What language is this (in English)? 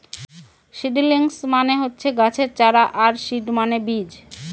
Bangla